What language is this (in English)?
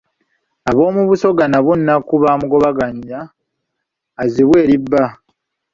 Ganda